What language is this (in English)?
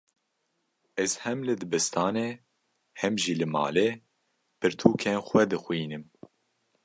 Kurdish